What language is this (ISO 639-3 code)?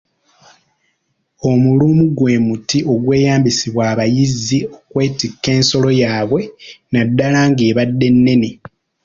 lug